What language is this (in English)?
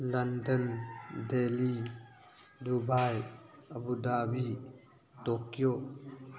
Manipuri